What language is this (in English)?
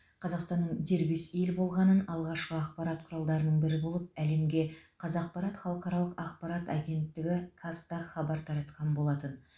Kazakh